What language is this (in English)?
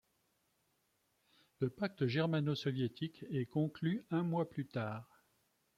French